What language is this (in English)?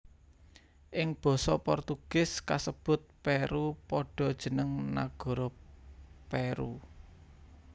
Javanese